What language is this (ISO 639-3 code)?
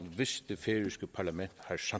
dan